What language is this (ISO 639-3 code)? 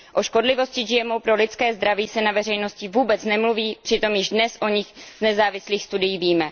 ces